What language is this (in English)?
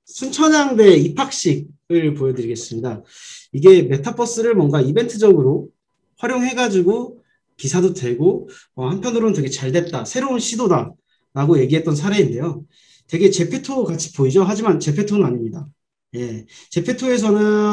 Korean